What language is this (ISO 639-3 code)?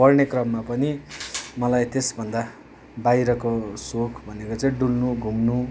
nep